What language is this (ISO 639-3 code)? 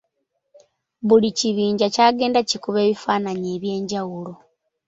lug